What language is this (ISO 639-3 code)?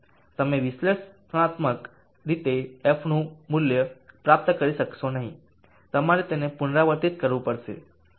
guj